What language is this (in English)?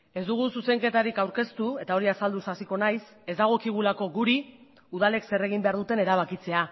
Basque